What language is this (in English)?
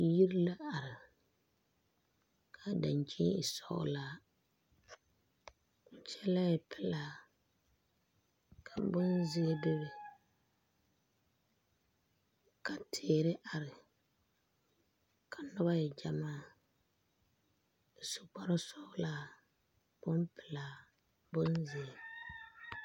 Southern Dagaare